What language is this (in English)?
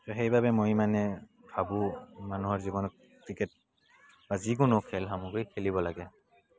Assamese